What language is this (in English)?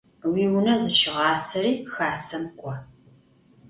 Adyghe